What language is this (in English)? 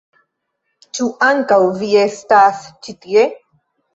Esperanto